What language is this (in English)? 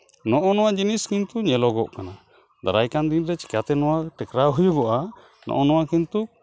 Santali